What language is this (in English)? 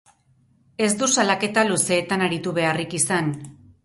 Basque